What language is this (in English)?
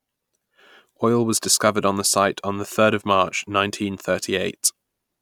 English